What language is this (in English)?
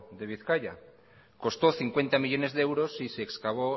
Spanish